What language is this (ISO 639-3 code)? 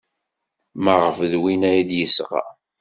kab